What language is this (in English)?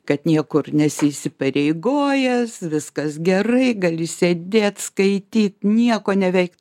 Lithuanian